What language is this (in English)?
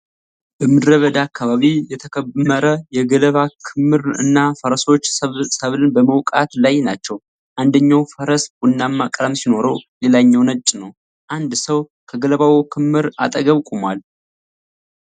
Amharic